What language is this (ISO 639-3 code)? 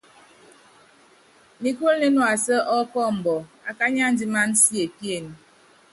yav